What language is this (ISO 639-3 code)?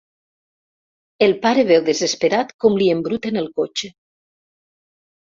cat